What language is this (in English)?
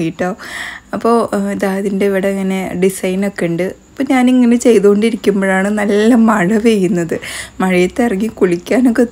Malayalam